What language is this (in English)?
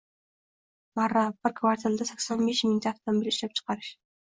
Uzbek